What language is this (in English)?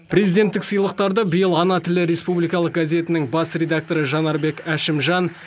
Kazakh